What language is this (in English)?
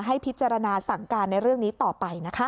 Thai